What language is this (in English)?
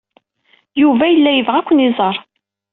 Kabyle